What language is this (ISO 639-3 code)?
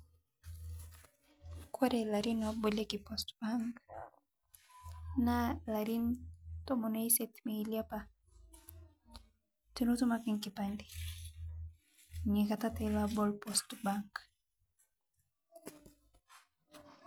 mas